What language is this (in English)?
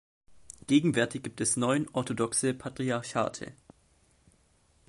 German